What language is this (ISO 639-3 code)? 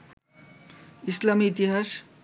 ben